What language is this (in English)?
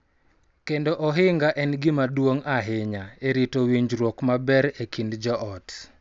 Luo (Kenya and Tanzania)